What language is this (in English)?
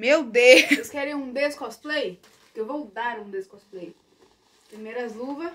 Portuguese